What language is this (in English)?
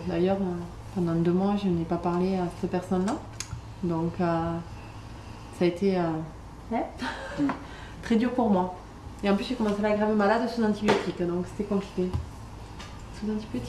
French